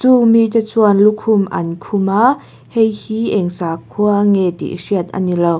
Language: Mizo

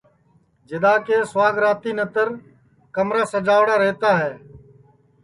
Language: Sansi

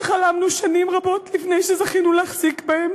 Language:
Hebrew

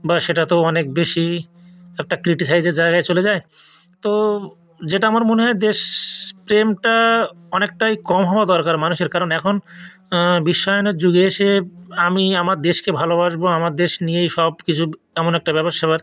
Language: Bangla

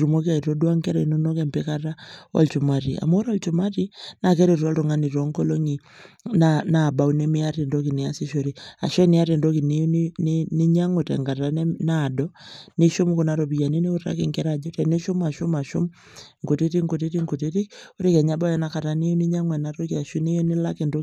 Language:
Masai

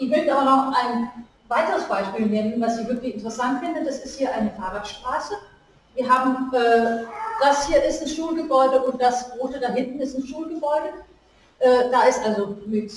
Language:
German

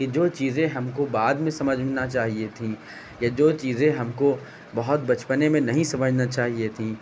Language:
Urdu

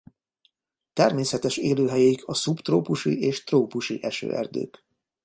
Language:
Hungarian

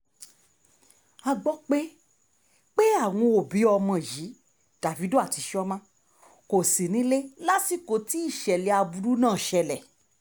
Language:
Yoruba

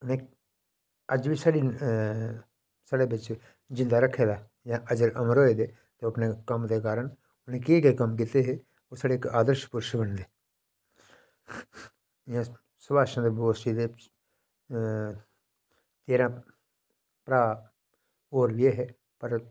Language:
Dogri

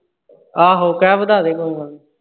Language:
Punjabi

